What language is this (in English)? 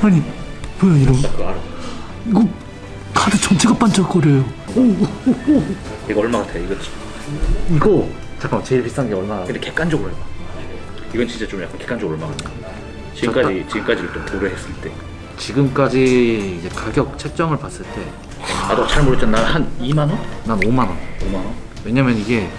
Korean